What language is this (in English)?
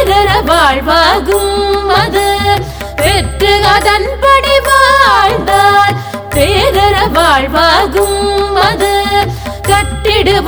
Tamil